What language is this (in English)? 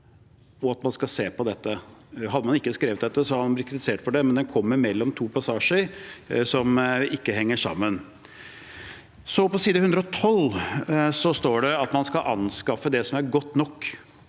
Norwegian